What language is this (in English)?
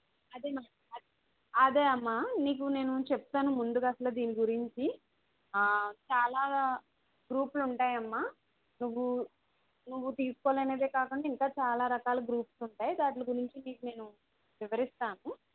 Telugu